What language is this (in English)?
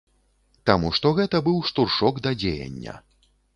Belarusian